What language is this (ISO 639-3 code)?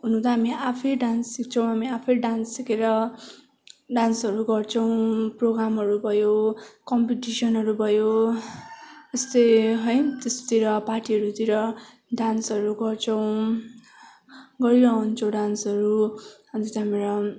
nep